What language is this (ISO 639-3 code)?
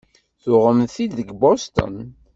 kab